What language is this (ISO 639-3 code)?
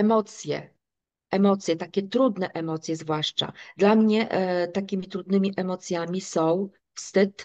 pol